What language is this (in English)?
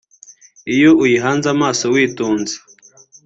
Kinyarwanda